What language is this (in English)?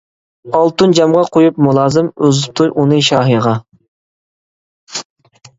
Uyghur